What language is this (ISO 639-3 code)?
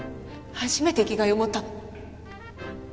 jpn